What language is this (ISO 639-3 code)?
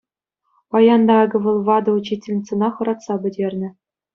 chv